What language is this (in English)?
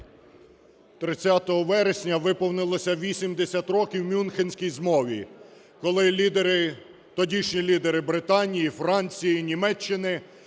Ukrainian